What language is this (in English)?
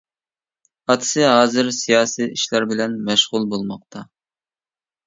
Uyghur